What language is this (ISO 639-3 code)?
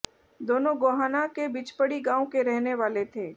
hin